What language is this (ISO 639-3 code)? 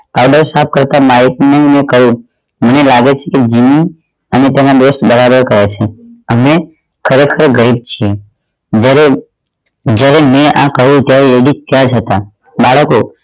guj